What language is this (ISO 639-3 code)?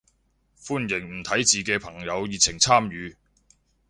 yue